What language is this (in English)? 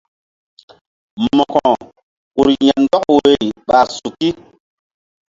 Mbum